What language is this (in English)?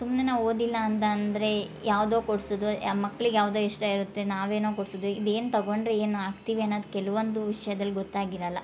Kannada